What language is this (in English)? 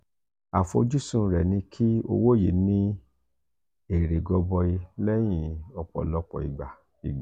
Yoruba